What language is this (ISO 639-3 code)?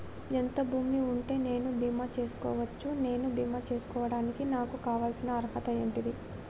tel